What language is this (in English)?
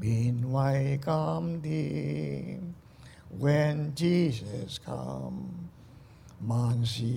Chinese